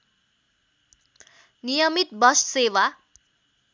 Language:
Nepali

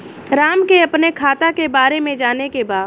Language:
Bhojpuri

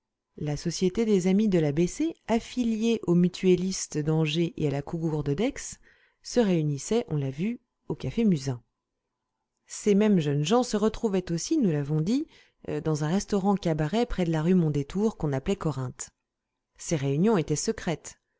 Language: French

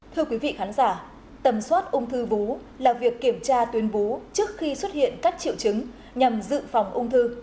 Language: Vietnamese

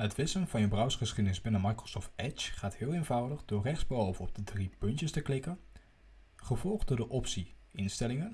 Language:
Dutch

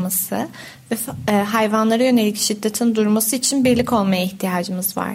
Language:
Turkish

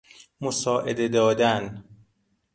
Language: Persian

